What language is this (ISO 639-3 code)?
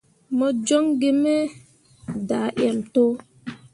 mua